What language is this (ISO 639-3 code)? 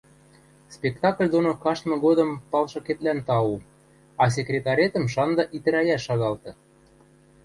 mrj